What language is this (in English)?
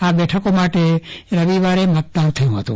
Gujarati